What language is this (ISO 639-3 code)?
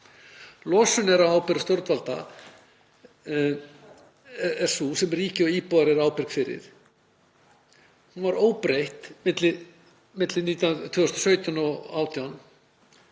isl